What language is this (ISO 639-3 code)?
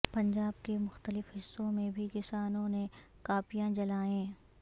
urd